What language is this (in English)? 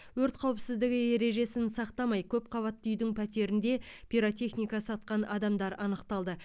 Kazakh